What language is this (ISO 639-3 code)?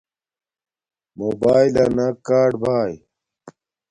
dmk